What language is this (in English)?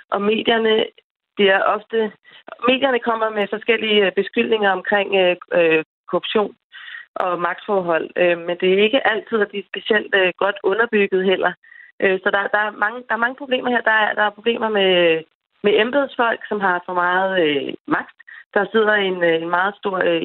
Danish